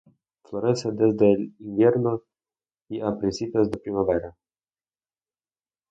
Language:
Spanish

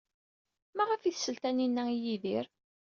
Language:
Kabyle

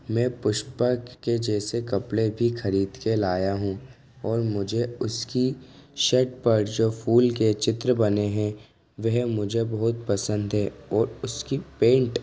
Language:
Hindi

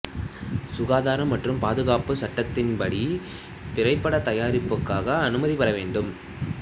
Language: Tamil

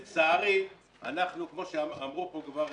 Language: Hebrew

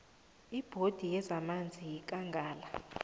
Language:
South Ndebele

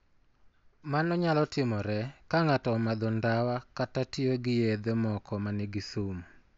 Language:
Luo (Kenya and Tanzania)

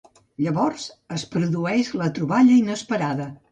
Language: Catalan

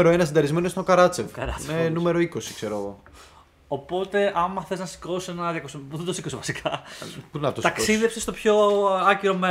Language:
Greek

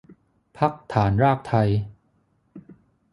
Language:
Thai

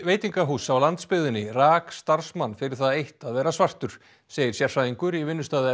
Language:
Icelandic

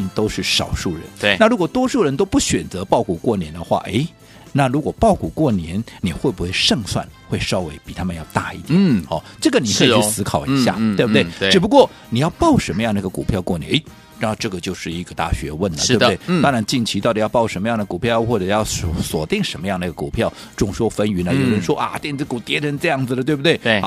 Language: Chinese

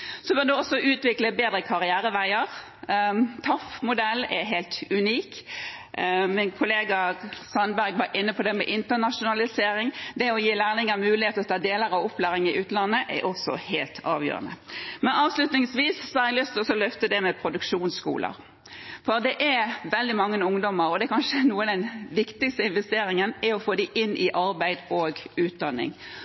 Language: Norwegian Bokmål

